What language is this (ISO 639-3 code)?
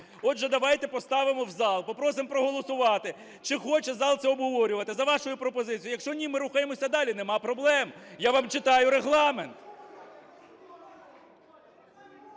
ukr